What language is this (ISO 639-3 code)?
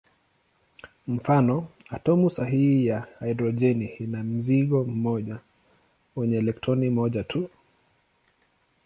swa